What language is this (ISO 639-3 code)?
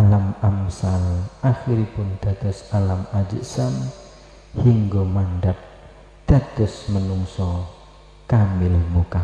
ind